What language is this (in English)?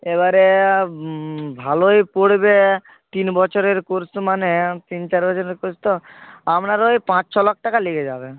Bangla